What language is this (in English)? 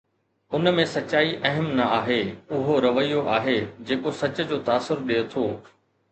Sindhi